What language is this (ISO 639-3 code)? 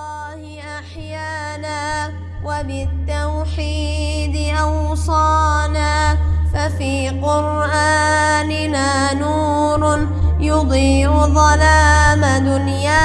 ara